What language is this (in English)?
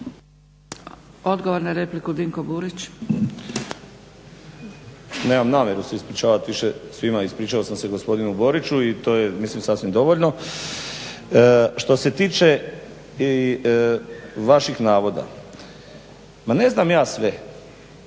Croatian